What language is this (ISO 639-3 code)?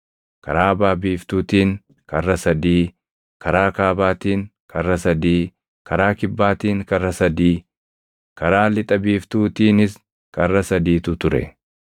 orm